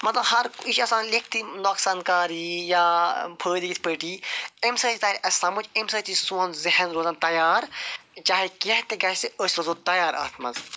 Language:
Kashmiri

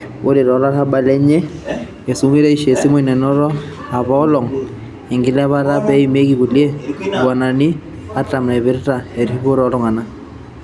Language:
Masai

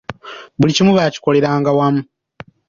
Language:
Ganda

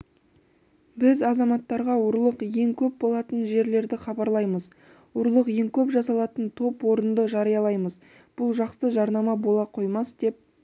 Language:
Kazakh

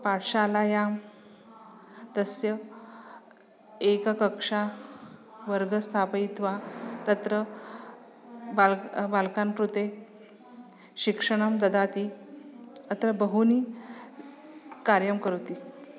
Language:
Sanskrit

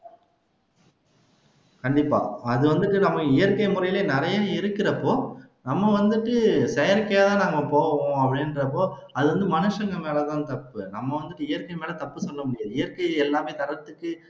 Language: Tamil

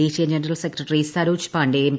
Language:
Malayalam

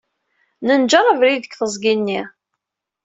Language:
Kabyle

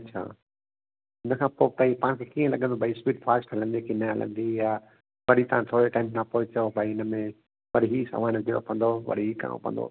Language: Sindhi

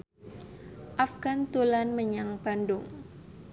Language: Javanese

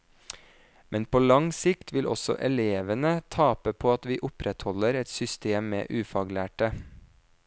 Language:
Norwegian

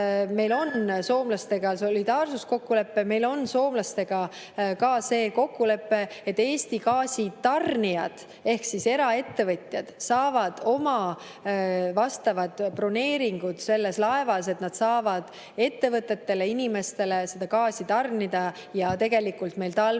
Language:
Estonian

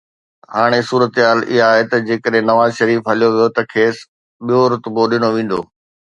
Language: Sindhi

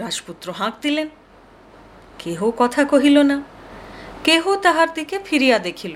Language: Hindi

